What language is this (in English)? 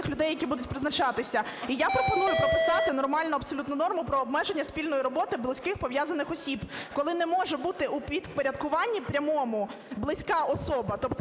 Ukrainian